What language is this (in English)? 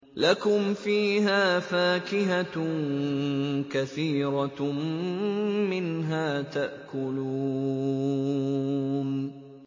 Arabic